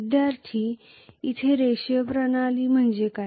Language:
Marathi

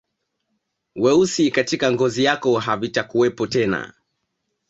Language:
Swahili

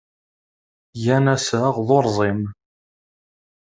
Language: Kabyle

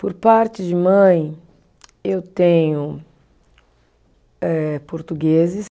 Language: Portuguese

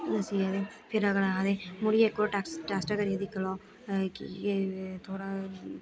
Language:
Dogri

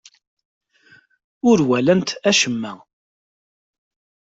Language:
Kabyle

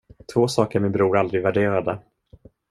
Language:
Swedish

